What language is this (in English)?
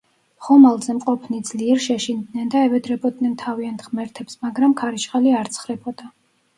Georgian